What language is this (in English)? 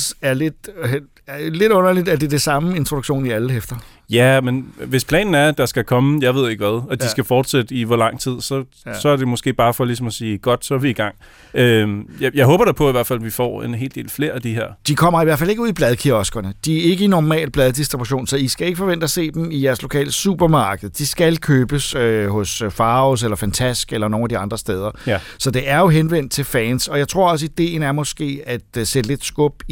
Danish